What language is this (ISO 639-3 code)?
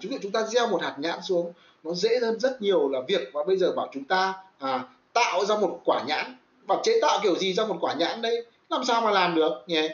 vie